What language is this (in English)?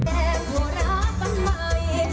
Thai